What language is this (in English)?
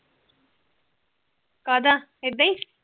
Punjabi